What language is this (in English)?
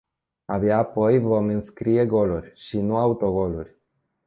Romanian